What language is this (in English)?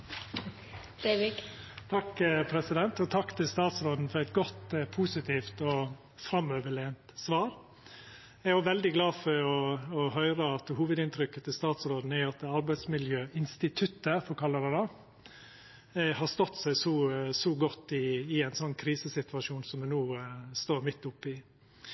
Norwegian Nynorsk